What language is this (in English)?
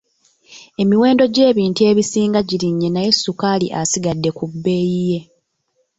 Ganda